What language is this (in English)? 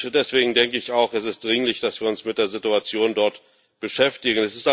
German